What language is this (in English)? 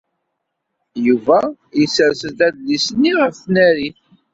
Kabyle